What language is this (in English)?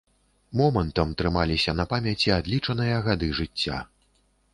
Belarusian